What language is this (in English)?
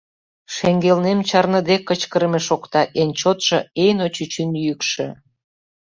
Mari